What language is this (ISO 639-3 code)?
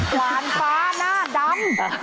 tha